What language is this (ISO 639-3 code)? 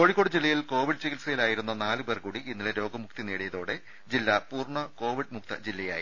mal